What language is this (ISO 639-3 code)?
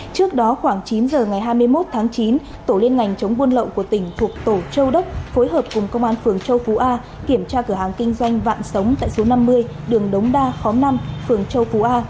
vie